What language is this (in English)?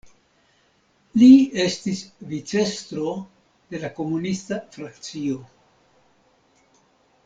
Esperanto